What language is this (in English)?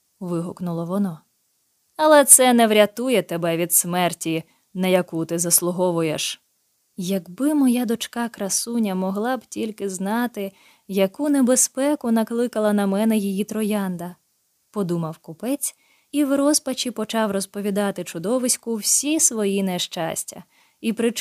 Ukrainian